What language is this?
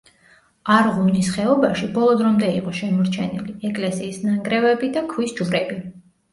Georgian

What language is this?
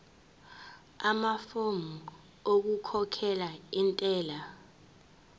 Zulu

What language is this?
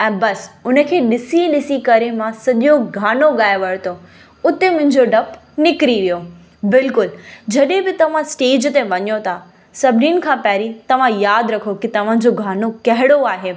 Sindhi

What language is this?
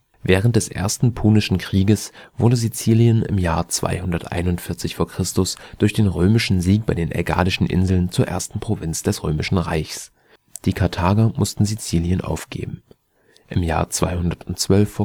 German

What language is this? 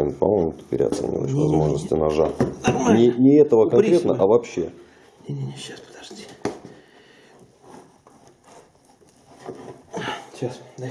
Russian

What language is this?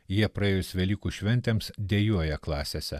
Lithuanian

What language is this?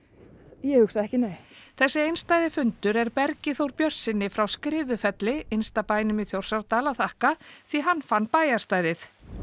Icelandic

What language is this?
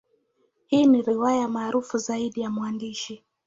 Swahili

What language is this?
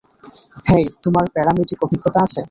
Bangla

